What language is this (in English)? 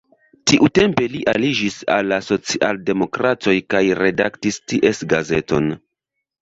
Esperanto